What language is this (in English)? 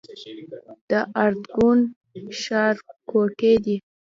Pashto